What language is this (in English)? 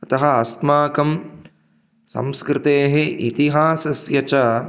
Sanskrit